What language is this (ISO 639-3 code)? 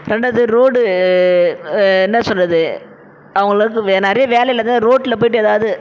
tam